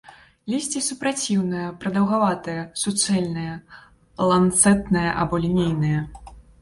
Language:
Belarusian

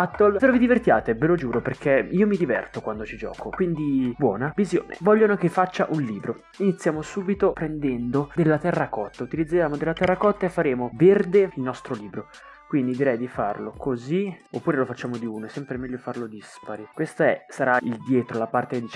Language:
Italian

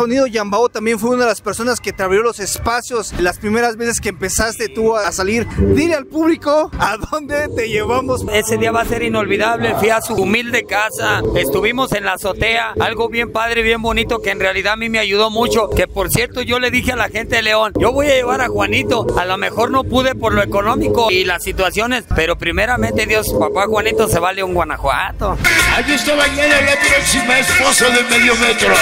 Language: Spanish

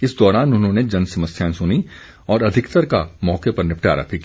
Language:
Hindi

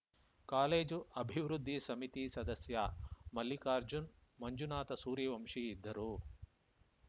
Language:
Kannada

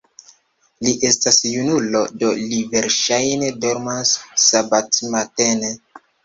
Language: Esperanto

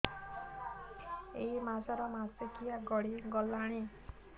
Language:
Odia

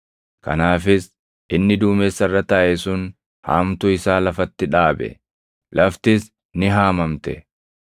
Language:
Oromo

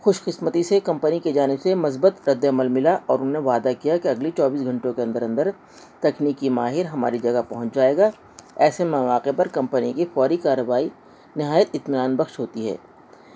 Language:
Urdu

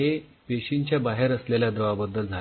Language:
Marathi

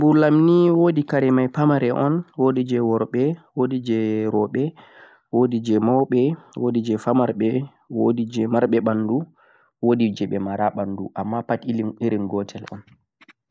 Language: Central-Eastern Niger Fulfulde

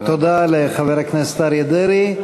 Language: Hebrew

